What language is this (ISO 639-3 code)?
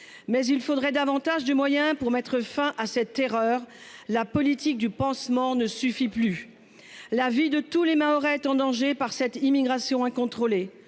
fra